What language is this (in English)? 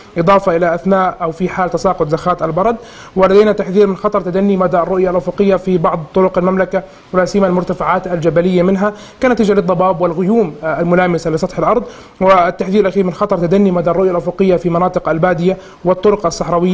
Arabic